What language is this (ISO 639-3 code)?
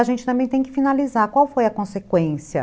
por